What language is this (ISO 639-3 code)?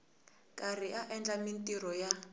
tso